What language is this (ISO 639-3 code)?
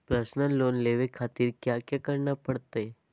mag